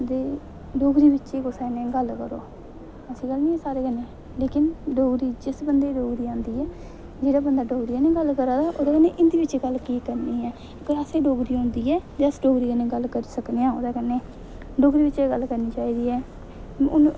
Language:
Dogri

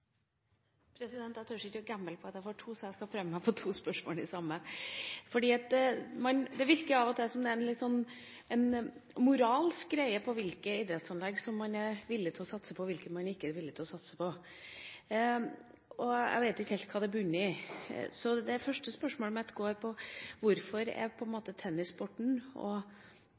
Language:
Norwegian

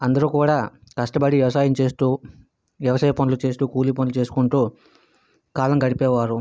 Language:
Telugu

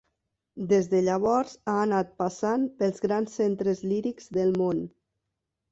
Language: Catalan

